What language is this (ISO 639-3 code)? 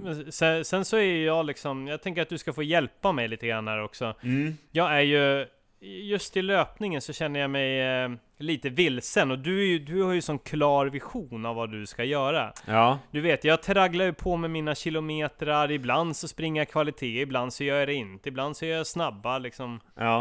swe